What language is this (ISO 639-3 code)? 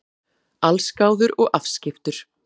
isl